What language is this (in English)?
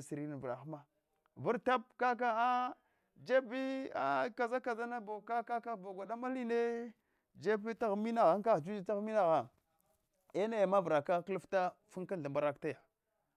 Hwana